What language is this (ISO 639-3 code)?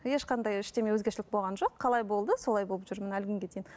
kaz